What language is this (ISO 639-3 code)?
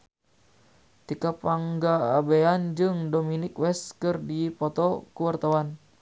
sun